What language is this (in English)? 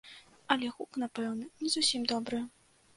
Belarusian